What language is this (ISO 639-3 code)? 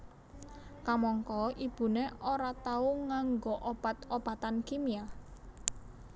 jav